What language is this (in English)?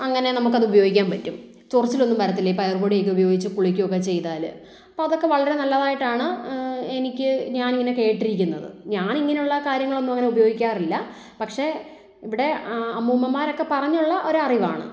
Malayalam